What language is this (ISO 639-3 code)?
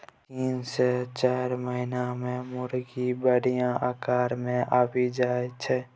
mai